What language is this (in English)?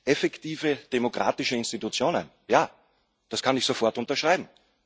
German